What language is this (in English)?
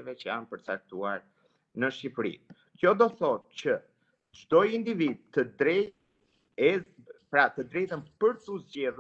Romanian